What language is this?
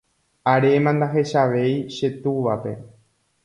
Guarani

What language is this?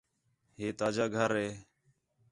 Khetrani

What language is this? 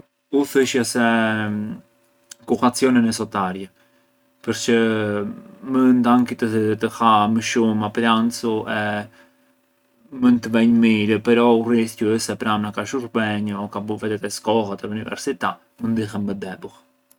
Arbëreshë Albanian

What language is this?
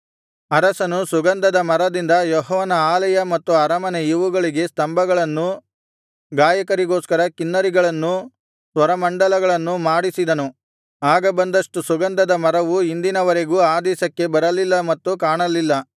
Kannada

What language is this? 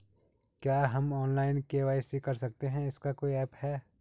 Hindi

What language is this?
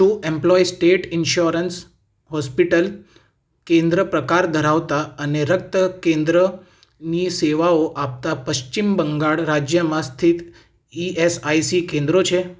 Gujarati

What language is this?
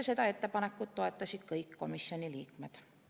Estonian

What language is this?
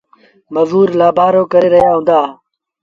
Sindhi Bhil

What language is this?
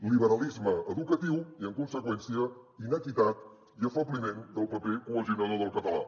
Catalan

